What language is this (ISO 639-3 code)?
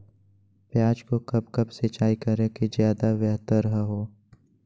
mag